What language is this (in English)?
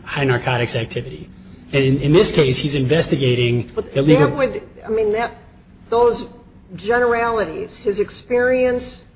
English